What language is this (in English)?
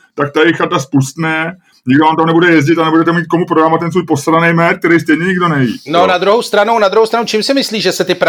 Czech